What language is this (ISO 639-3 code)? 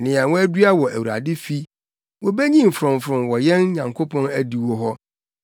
aka